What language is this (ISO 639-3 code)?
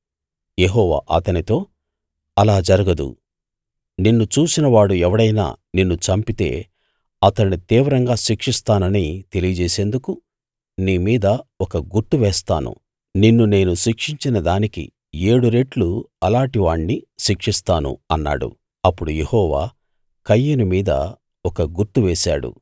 tel